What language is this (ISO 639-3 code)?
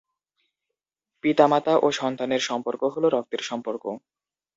ben